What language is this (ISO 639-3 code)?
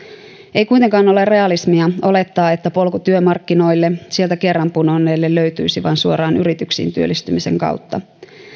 fin